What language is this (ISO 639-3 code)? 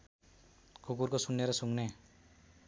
nep